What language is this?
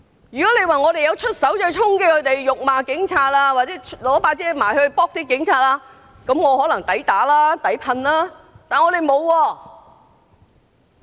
Cantonese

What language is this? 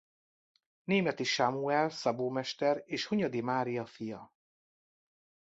Hungarian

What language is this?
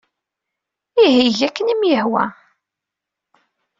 Kabyle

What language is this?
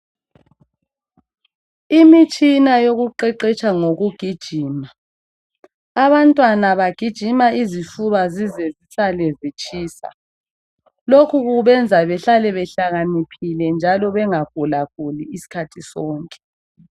North Ndebele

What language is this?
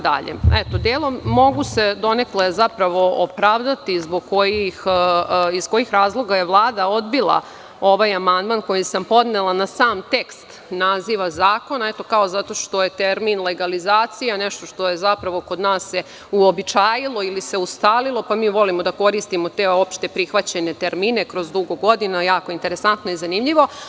Serbian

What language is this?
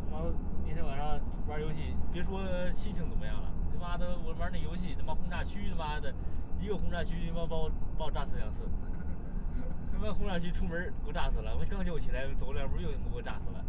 Chinese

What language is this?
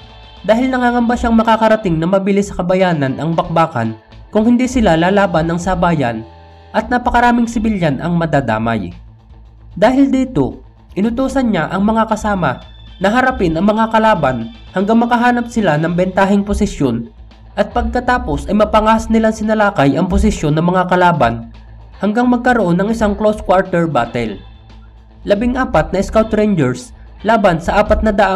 Filipino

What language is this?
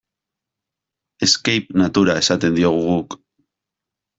Basque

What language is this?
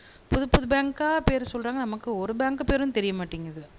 Tamil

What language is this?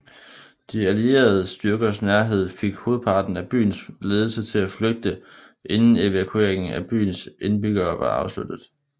Danish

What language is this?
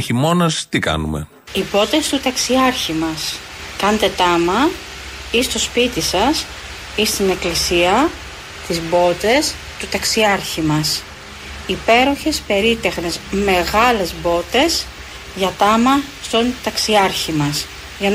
Greek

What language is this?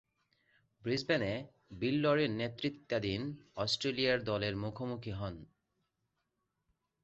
Bangla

